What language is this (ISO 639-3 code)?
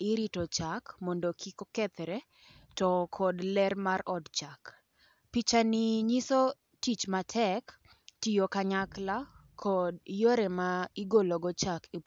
luo